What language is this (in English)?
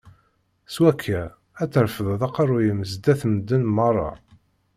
Kabyle